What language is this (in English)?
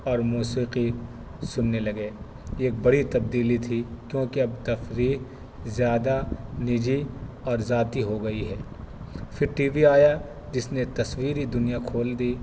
Urdu